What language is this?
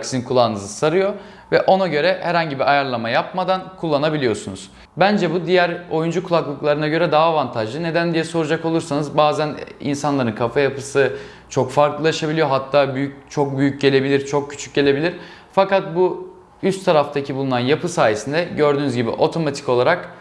Turkish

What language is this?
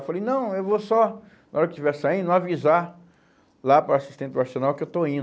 Portuguese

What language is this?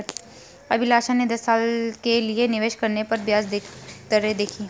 Hindi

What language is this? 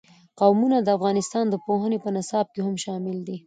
Pashto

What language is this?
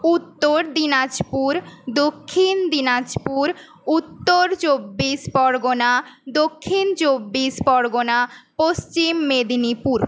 Bangla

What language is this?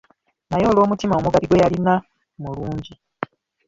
Ganda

